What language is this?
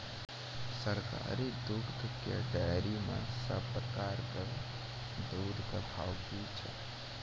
Maithili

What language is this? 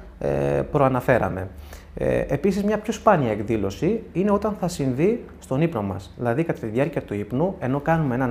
Greek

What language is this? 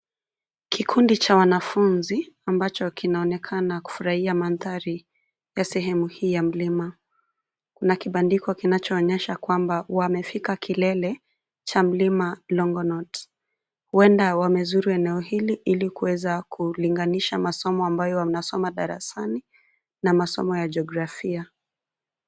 Swahili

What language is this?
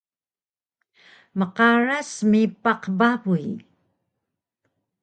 Taroko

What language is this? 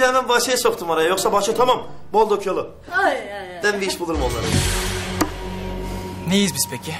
Turkish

